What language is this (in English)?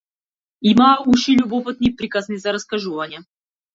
Macedonian